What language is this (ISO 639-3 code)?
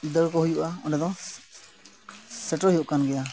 sat